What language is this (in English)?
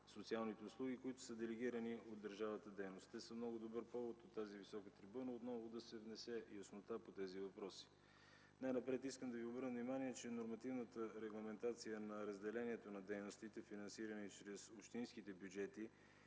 Bulgarian